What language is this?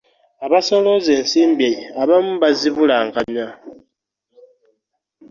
Ganda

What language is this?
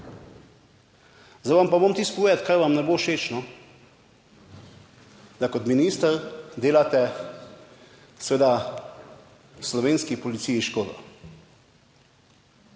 Slovenian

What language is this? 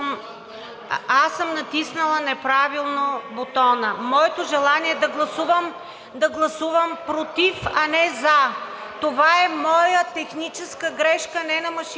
Bulgarian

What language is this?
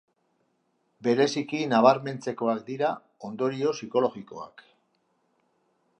Basque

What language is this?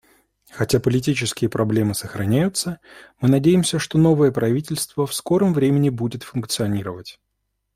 Russian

